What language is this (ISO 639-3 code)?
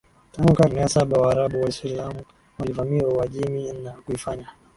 swa